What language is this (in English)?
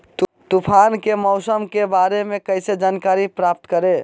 Magahi